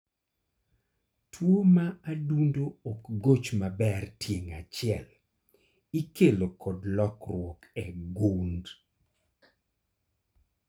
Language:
Luo (Kenya and Tanzania)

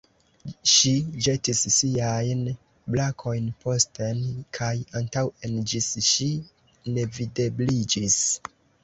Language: Esperanto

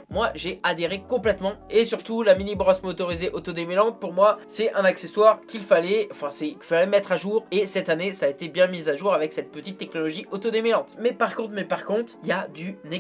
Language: French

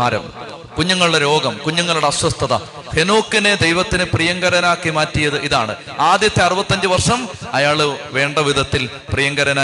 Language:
Malayalam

